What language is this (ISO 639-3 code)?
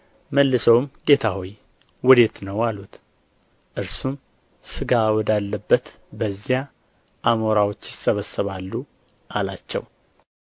amh